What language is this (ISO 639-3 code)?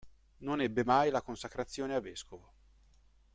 ita